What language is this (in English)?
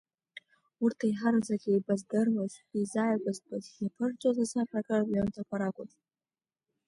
Abkhazian